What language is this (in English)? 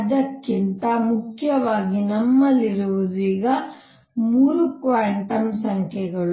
Kannada